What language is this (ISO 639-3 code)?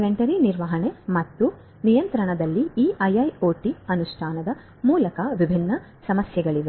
kan